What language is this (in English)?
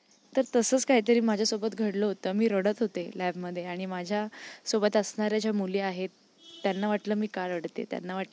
Marathi